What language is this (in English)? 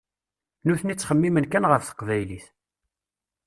Kabyle